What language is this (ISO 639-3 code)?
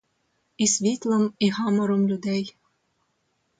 ukr